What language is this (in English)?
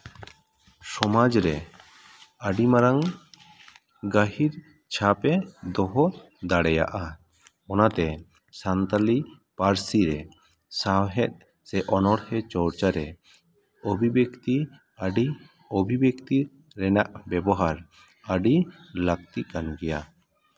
Santali